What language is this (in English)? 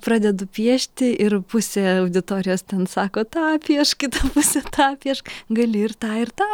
Lithuanian